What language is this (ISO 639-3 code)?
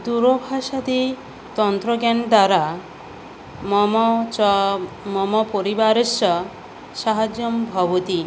san